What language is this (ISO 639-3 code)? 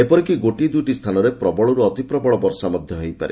ori